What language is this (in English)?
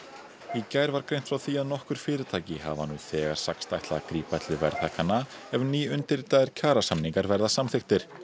Icelandic